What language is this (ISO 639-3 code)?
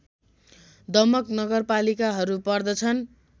nep